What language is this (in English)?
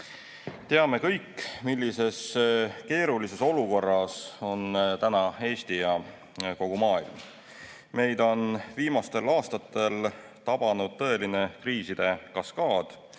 Estonian